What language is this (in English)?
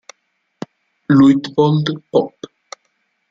Italian